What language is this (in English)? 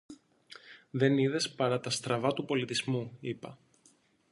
Greek